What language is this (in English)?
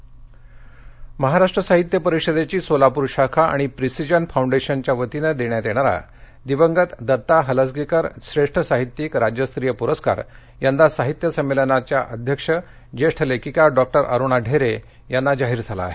Marathi